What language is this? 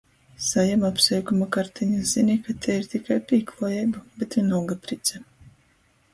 Latgalian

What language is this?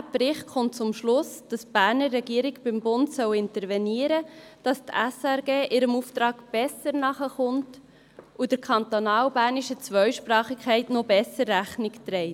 Swiss German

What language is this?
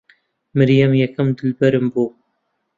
Central Kurdish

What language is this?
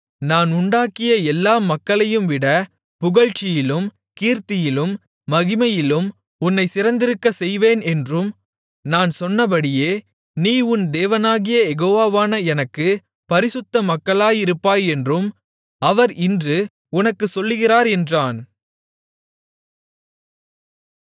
Tamil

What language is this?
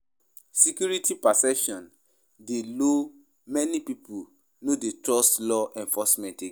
Nigerian Pidgin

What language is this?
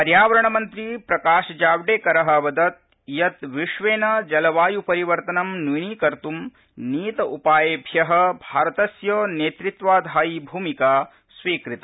Sanskrit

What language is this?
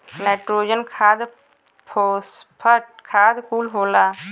Bhojpuri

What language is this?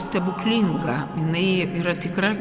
Lithuanian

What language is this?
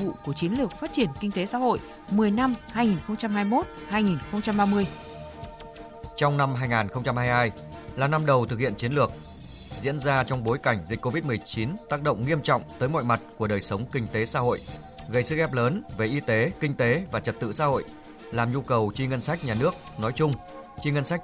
Vietnamese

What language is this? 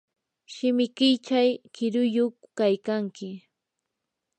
Yanahuanca Pasco Quechua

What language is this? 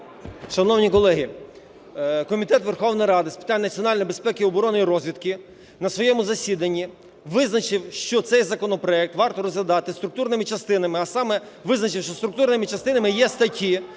Ukrainian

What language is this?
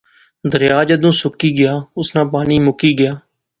Pahari-Potwari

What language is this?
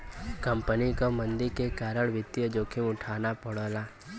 Bhojpuri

